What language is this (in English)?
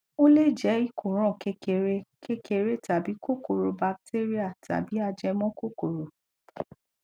Yoruba